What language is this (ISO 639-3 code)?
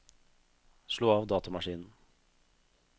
nor